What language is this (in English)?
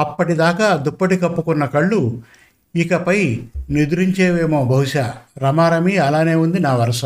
Telugu